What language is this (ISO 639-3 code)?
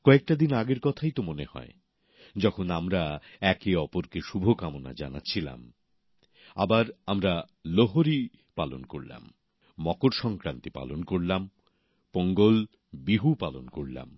ben